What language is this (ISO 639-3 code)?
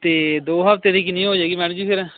pan